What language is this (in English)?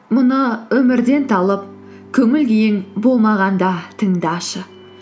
Kazakh